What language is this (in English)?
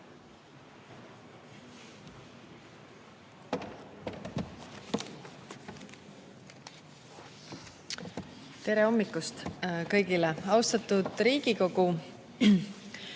Estonian